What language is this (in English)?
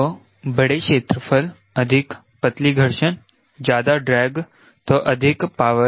Hindi